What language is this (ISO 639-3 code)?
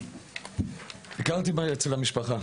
heb